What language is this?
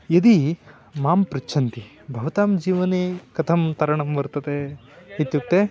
Sanskrit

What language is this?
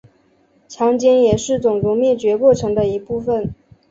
Chinese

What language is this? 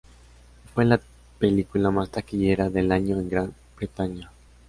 Spanish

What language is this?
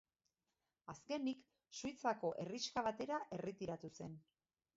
Basque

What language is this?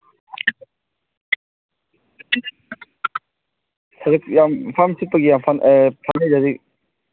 Manipuri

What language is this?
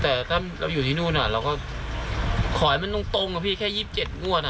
Thai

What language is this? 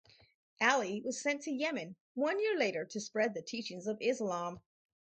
English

